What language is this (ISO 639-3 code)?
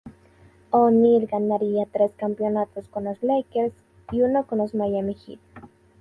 spa